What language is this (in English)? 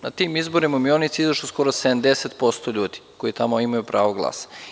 Serbian